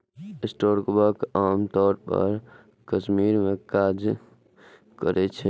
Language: Maithili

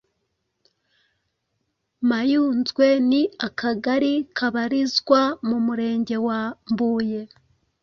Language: Kinyarwanda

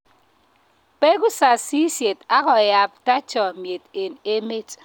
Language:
Kalenjin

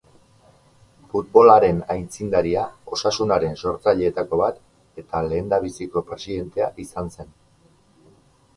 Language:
Basque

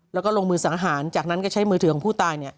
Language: Thai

